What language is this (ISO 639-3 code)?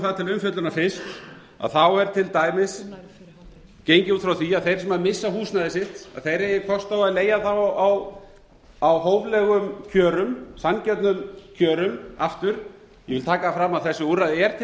isl